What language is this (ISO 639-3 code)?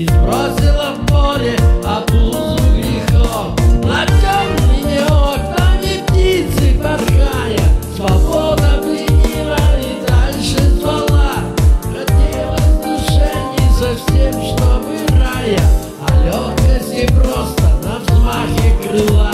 rus